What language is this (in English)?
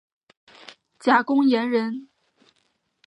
Chinese